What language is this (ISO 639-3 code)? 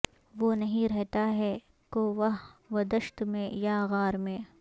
urd